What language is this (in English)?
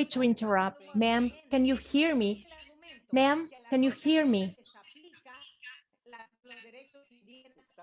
English